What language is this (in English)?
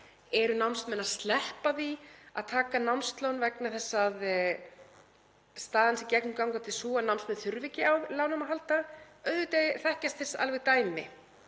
Icelandic